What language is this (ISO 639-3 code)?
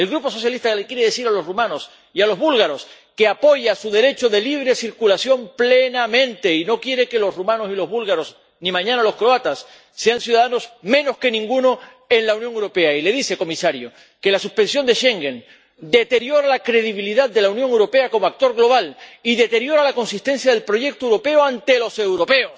spa